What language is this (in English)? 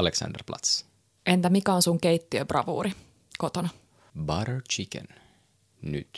Finnish